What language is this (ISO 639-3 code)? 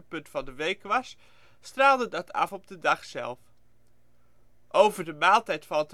nld